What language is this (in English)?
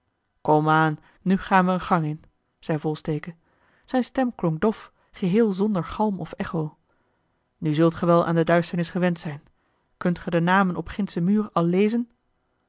Dutch